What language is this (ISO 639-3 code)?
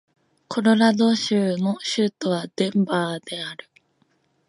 jpn